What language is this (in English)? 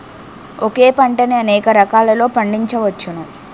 Telugu